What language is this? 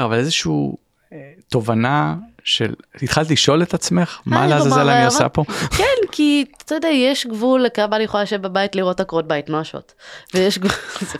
Hebrew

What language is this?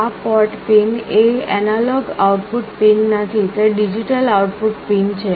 Gujarati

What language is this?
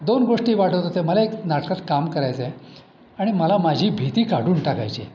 Marathi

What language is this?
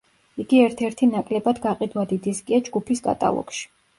Georgian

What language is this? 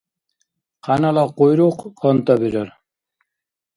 Dargwa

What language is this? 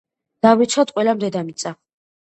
Georgian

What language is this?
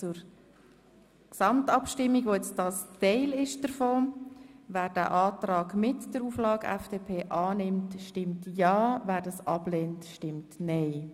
Swiss German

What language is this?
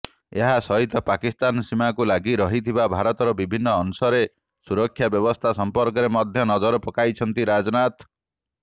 Odia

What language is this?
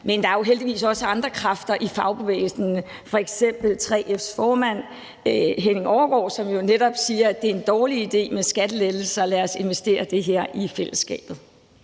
Danish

